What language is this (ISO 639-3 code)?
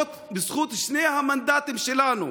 heb